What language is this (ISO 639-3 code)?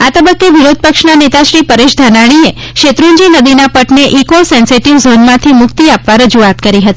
guj